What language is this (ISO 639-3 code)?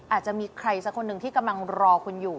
tha